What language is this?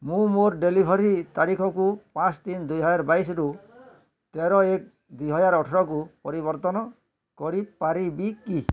Odia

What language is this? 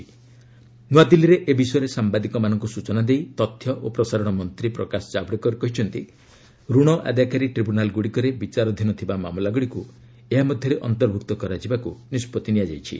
Odia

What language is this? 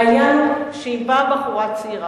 Hebrew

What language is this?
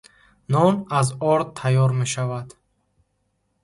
Tajik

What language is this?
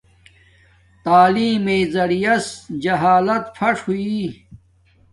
Domaaki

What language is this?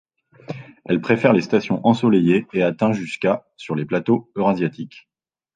French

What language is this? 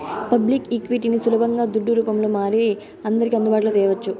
Telugu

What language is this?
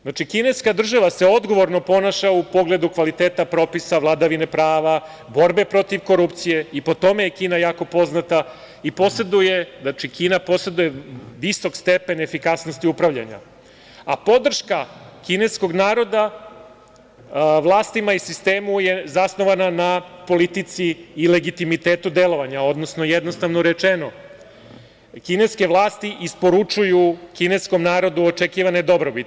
Serbian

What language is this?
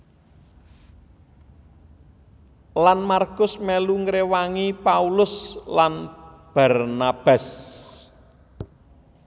Javanese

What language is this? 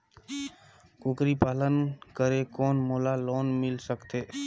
Chhattisgarhi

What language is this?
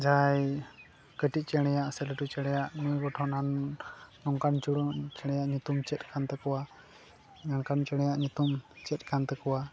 Santali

